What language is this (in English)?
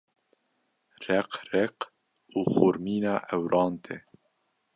Kurdish